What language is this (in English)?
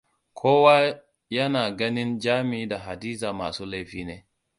Hausa